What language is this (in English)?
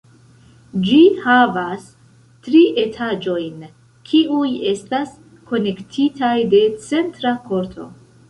Esperanto